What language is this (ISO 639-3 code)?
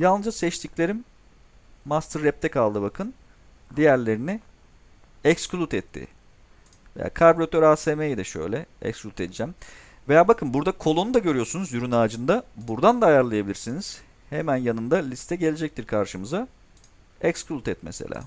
tur